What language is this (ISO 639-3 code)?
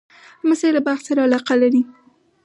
pus